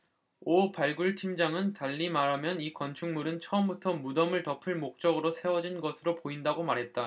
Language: Korean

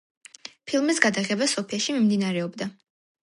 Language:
Georgian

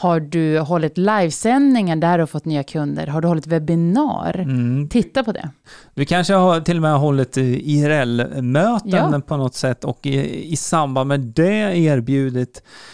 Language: Swedish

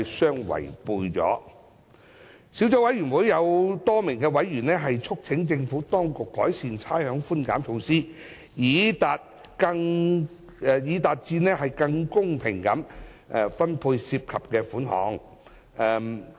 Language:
Cantonese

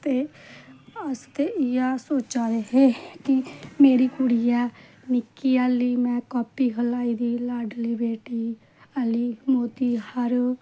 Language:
Dogri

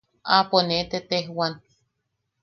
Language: Yaqui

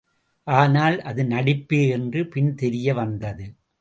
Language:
Tamil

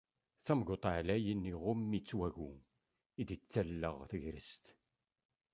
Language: Kabyle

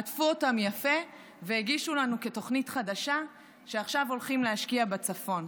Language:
Hebrew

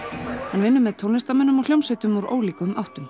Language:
Icelandic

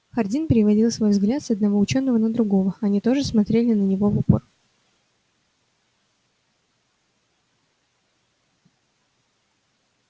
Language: Russian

